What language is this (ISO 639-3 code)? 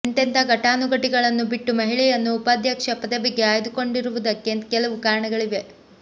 kan